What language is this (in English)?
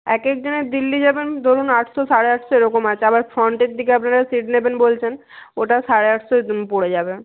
Bangla